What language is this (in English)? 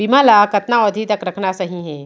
Chhattisgarhi